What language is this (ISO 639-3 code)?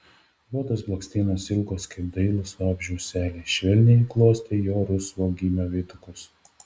lit